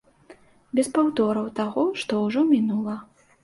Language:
Belarusian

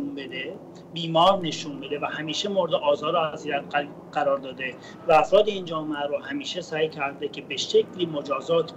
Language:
Persian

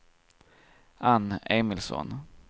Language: Swedish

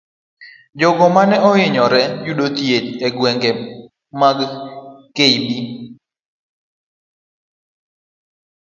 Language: Luo (Kenya and Tanzania)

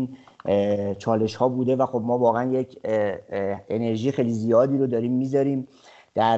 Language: Persian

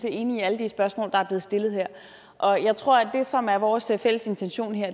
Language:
Danish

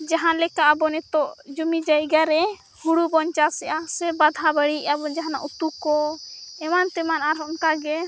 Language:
Santali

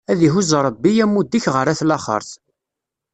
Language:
Kabyle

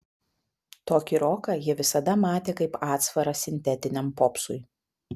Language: Lithuanian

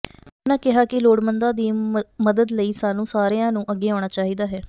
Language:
Punjabi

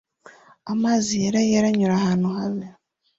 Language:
Kinyarwanda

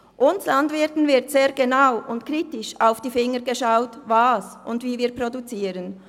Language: Swiss German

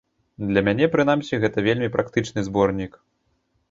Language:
Belarusian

